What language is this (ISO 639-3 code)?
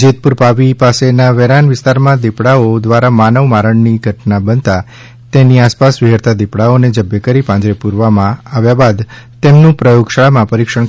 guj